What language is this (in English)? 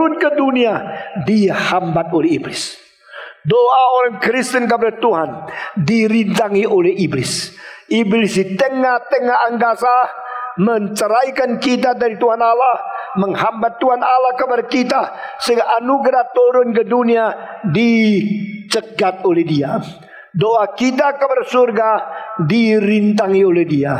Indonesian